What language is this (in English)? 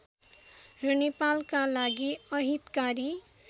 Nepali